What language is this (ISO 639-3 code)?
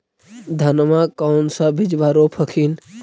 mag